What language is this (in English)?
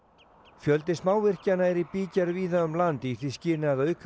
Icelandic